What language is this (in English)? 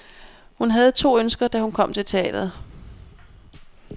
Danish